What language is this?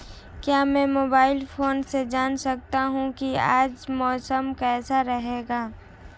Hindi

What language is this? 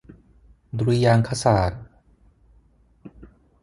Thai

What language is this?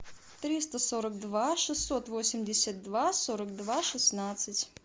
Russian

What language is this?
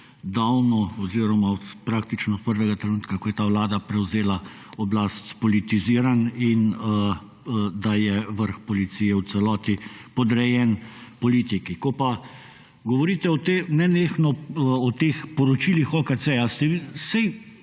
Slovenian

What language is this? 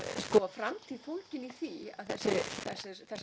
Icelandic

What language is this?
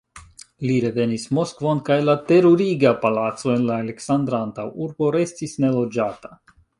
Esperanto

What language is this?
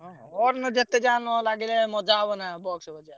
Odia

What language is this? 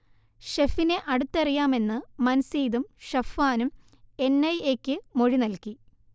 Malayalam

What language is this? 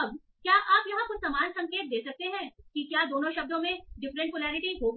Hindi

